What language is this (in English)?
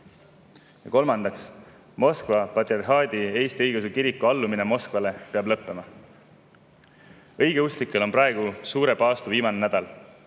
Estonian